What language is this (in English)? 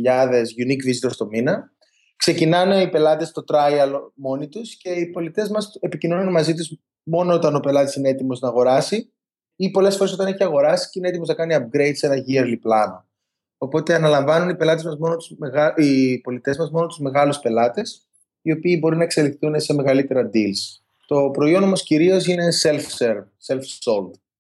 Greek